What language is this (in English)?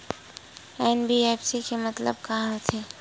Chhattisgarhi